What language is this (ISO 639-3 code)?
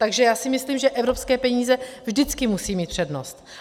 ces